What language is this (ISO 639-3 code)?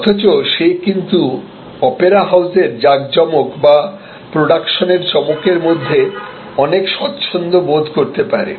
ben